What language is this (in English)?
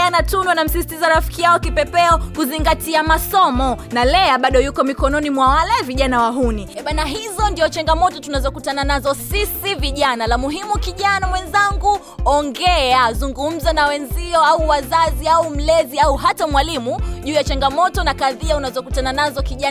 Swahili